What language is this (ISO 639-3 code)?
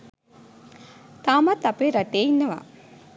sin